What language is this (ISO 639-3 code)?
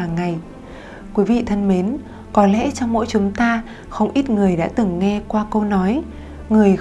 vie